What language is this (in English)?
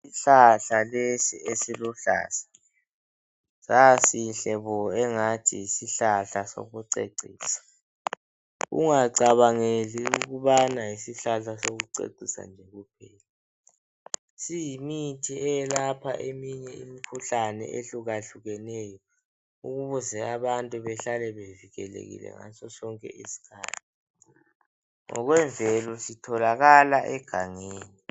North Ndebele